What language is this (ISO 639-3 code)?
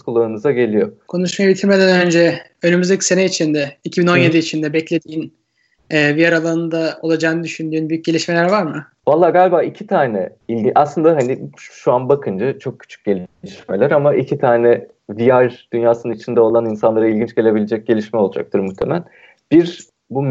tur